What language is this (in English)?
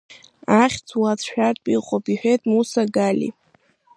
Abkhazian